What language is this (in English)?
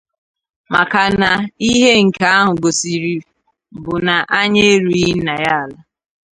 Igbo